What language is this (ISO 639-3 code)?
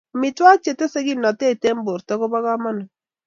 kln